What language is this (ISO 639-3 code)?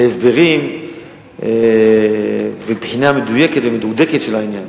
heb